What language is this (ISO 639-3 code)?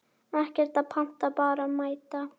isl